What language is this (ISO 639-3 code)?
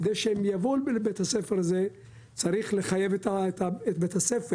heb